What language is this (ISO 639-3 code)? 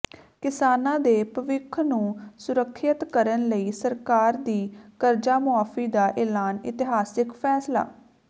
pan